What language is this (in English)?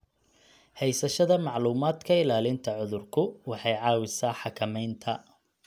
Somali